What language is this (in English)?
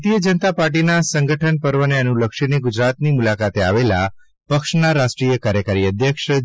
Gujarati